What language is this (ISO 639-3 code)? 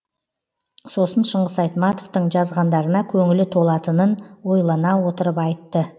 kaz